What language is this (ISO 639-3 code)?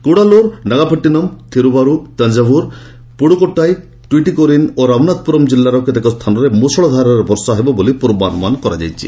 ori